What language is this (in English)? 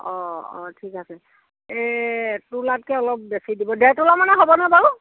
Assamese